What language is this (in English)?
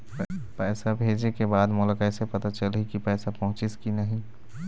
Chhattisgarhi